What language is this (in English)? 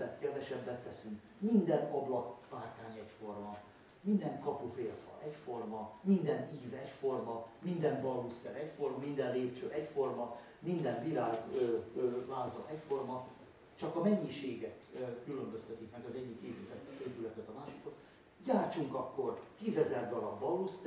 Hungarian